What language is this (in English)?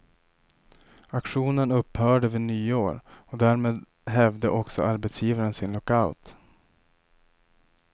Swedish